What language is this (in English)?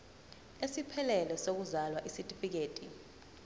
Zulu